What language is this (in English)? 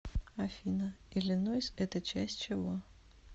Russian